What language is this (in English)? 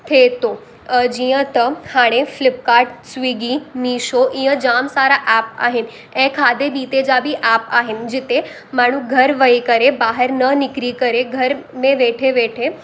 Sindhi